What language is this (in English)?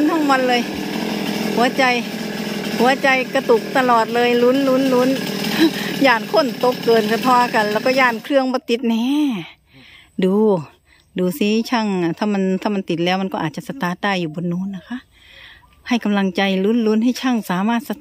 Thai